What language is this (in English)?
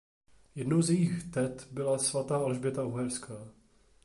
Czech